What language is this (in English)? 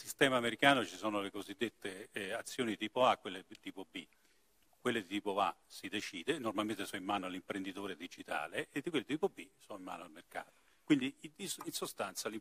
Italian